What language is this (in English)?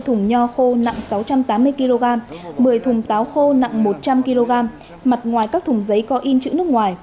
Vietnamese